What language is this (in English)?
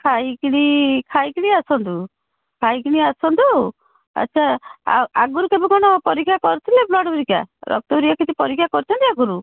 Odia